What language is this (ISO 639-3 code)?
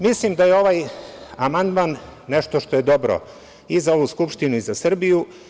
srp